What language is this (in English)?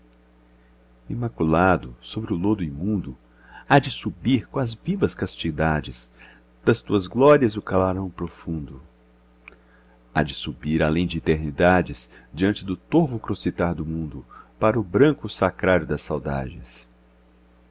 Portuguese